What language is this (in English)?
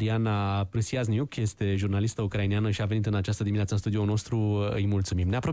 Romanian